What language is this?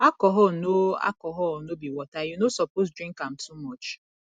Nigerian Pidgin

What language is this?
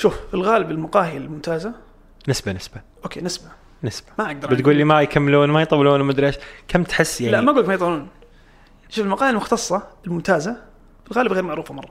Arabic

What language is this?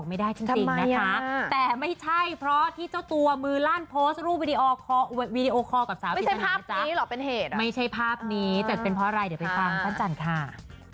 Thai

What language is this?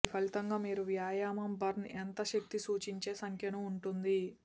Telugu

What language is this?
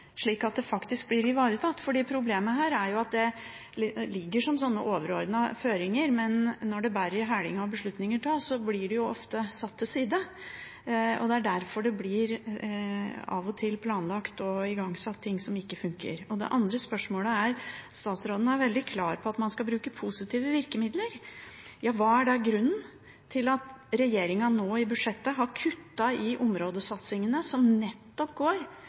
Norwegian Bokmål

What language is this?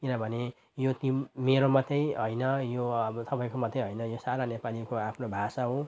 Nepali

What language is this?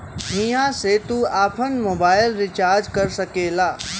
Bhojpuri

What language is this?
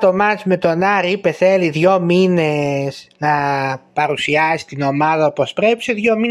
Greek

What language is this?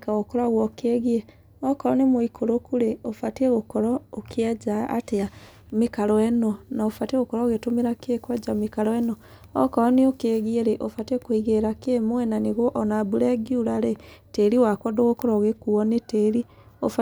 Kikuyu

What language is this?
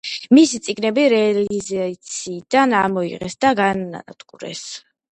Georgian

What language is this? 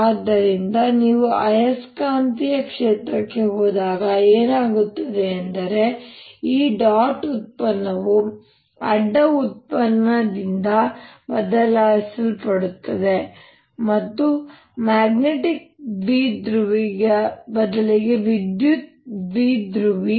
Kannada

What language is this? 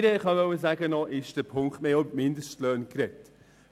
Swiss German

